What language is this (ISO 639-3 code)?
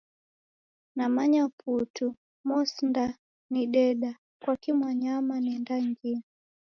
dav